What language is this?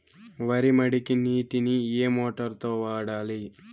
Telugu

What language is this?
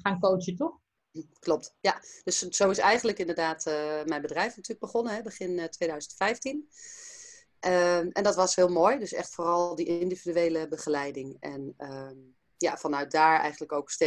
Dutch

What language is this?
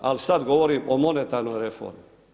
Croatian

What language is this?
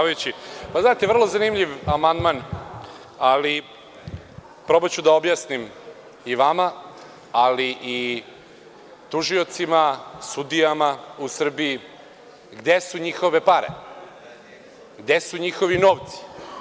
Serbian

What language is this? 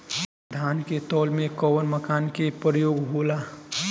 Bhojpuri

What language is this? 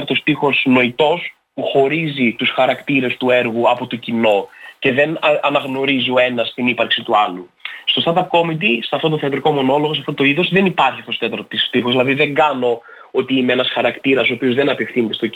Greek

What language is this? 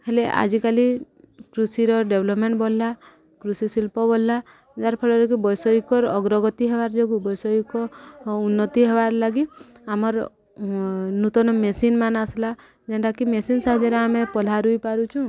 Odia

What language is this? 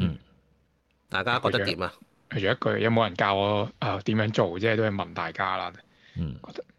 Chinese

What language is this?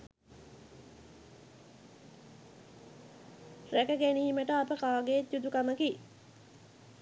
Sinhala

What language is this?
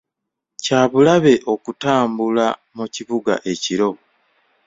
Ganda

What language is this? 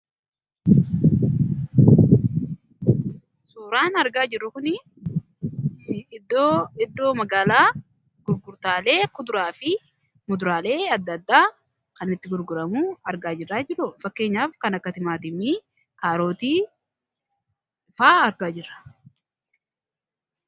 Oromo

